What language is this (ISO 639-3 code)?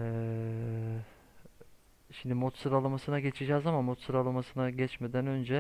tur